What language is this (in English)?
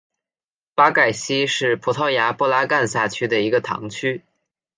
Chinese